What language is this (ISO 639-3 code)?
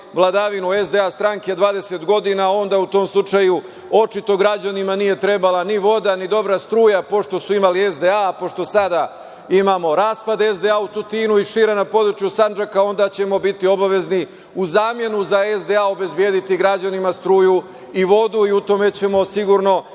srp